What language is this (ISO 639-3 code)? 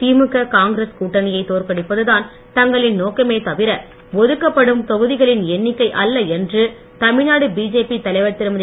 tam